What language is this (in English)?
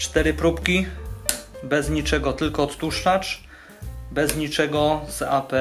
Polish